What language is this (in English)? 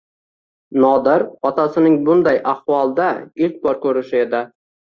Uzbek